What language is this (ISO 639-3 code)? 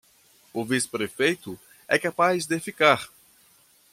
por